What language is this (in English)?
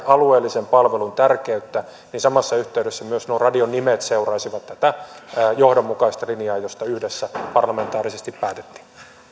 Finnish